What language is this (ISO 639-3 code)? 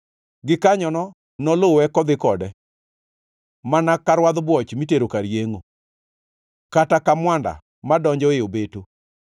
luo